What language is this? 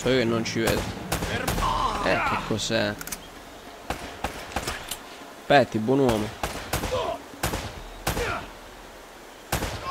Italian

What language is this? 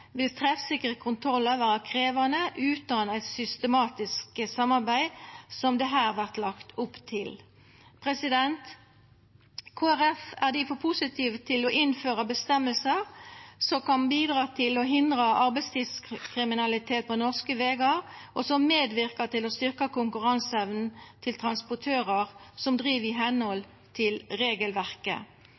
Norwegian Nynorsk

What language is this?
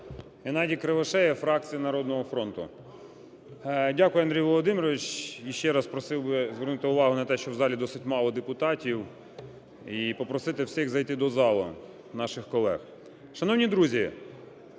Ukrainian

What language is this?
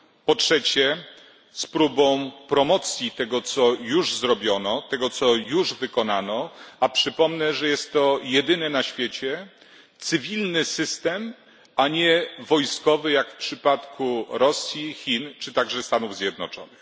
Polish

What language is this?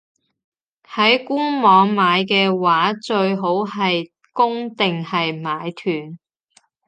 Cantonese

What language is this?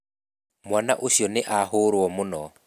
Kikuyu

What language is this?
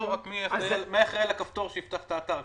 Hebrew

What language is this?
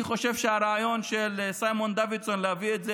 Hebrew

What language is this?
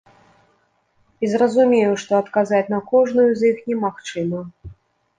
Belarusian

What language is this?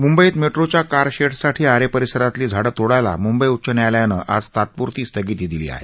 Marathi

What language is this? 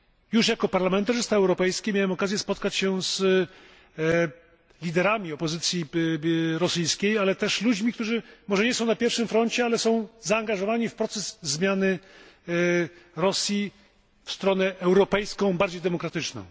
Polish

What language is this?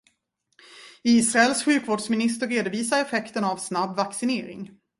Swedish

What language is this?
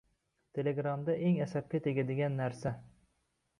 Uzbek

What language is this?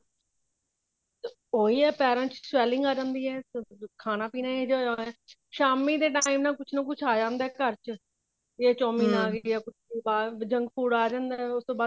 Punjabi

